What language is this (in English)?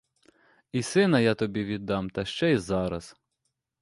Ukrainian